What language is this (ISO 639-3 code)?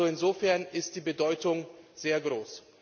deu